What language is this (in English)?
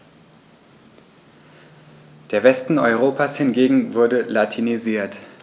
German